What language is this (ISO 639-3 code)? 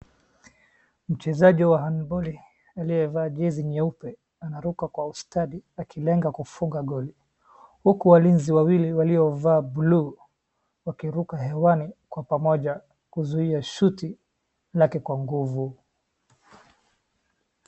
swa